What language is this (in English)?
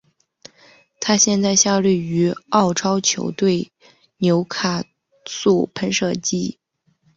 Chinese